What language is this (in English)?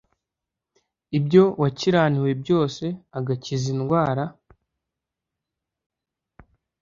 Kinyarwanda